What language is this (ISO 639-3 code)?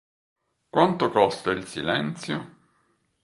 ita